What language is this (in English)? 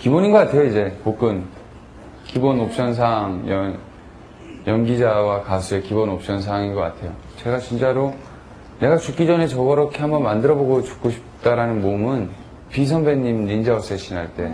Korean